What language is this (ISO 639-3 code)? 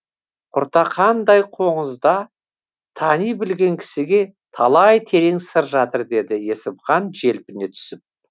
kaz